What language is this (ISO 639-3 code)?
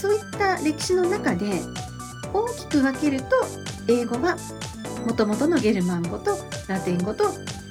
jpn